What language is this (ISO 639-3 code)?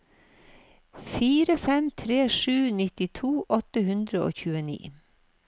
nor